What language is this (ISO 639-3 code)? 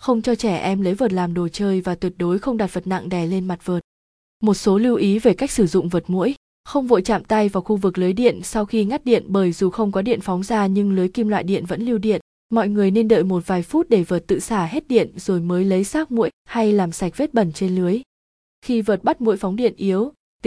vie